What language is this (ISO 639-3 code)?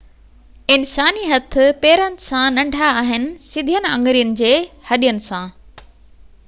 snd